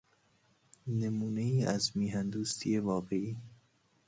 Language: Persian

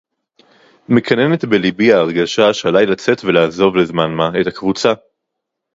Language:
Hebrew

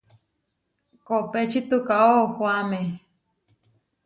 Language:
Huarijio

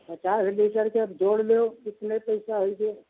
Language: Hindi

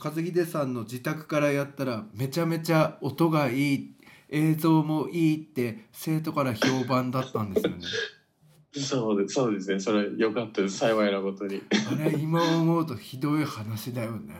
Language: Japanese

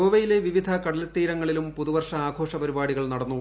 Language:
Malayalam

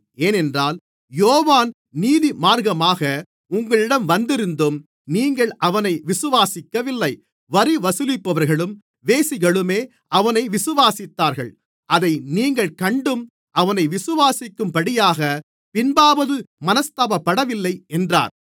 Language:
Tamil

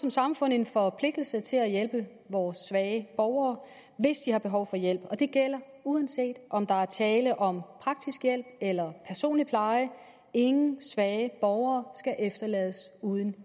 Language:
Danish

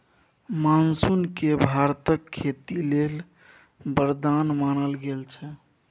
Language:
Maithili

